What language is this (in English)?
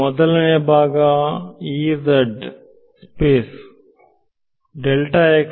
Kannada